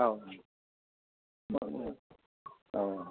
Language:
Bodo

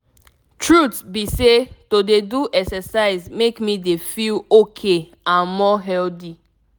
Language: Nigerian Pidgin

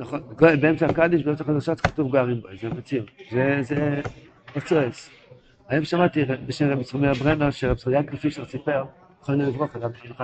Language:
Hebrew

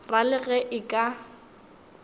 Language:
Northern Sotho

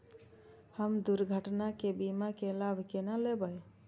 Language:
Maithili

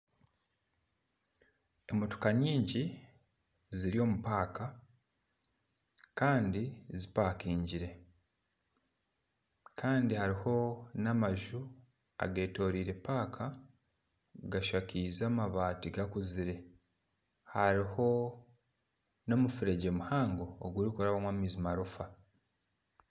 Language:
Nyankole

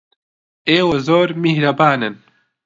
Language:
Central Kurdish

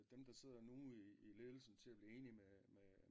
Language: Danish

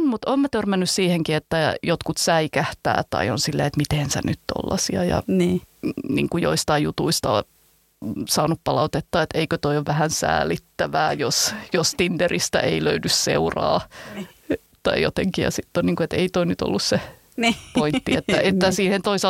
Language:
Finnish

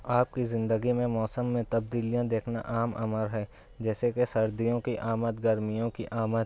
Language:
Urdu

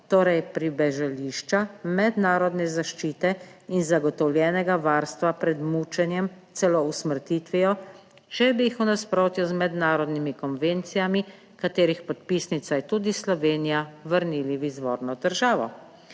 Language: Slovenian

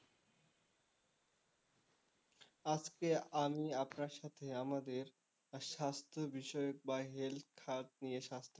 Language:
Bangla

